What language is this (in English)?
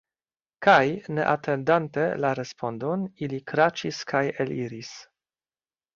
Esperanto